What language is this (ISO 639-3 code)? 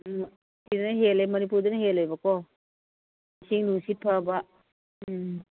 mni